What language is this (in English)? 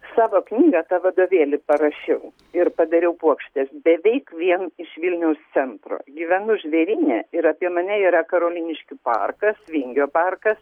Lithuanian